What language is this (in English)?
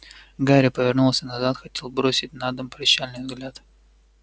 Russian